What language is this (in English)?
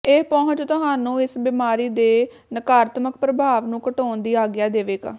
Punjabi